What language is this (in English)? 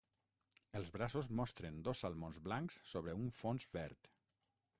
Catalan